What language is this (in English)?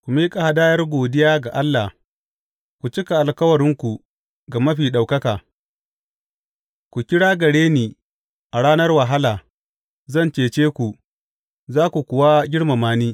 Hausa